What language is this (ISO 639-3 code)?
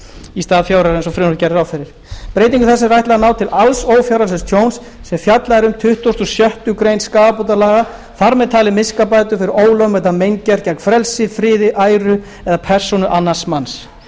isl